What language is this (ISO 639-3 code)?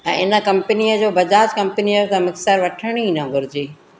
snd